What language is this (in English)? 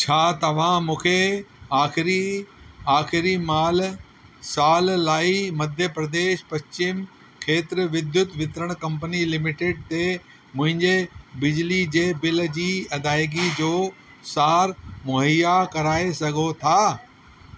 Sindhi